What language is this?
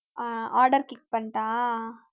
Tamil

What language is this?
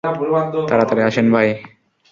Bangla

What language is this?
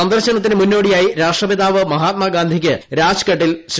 Malayalam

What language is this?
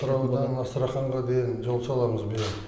Kazakh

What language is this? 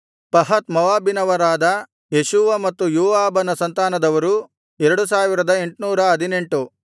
Kannada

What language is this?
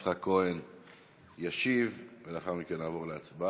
Hebrew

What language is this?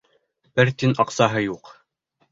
Bashkir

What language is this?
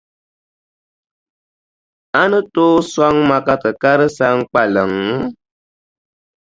Dagbani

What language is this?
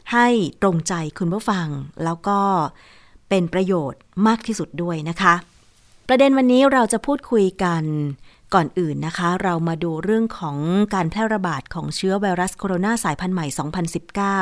Thai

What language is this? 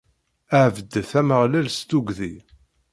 Kabyle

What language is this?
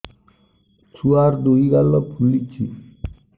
Odia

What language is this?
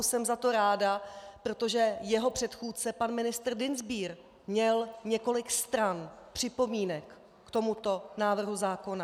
Czech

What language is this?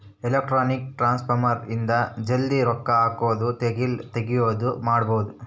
Kannada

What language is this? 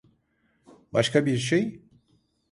Turkish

